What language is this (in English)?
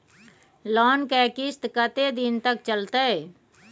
Maithili